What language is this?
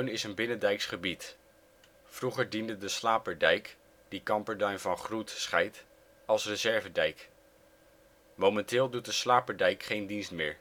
Dutch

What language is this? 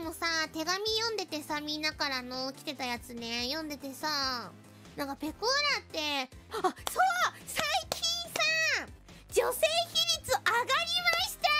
Japanese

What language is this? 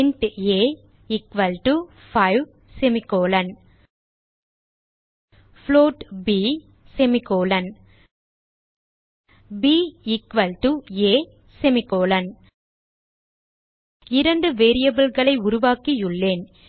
Tamil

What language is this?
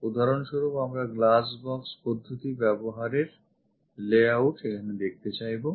Bangla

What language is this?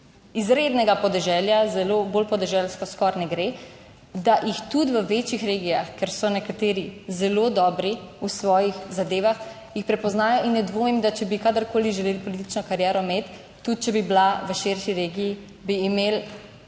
Slovenian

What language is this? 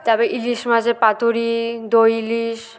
Bangla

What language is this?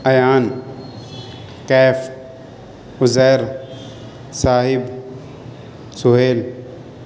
Urdu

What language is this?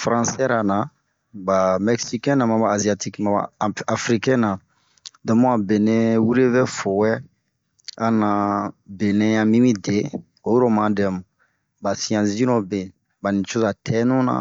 Bomu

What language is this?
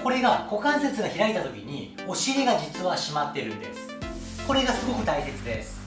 Japanese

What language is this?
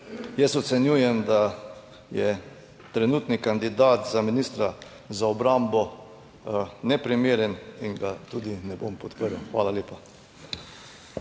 Slovenian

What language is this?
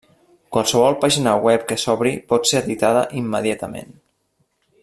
Catalan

